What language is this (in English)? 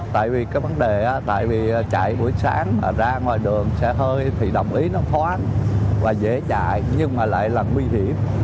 Vietnamese